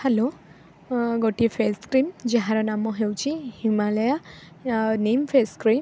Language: Odia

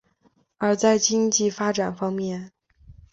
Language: Chinese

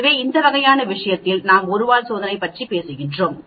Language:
Tamil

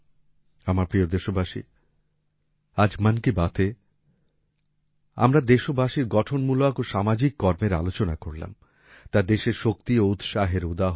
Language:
Bangla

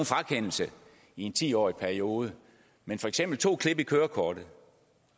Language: Danish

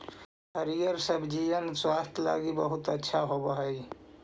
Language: Magahi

